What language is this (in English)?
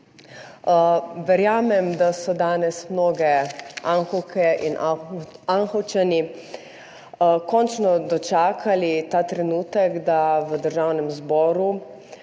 Slovenian